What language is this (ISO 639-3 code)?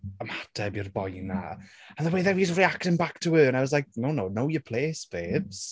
cym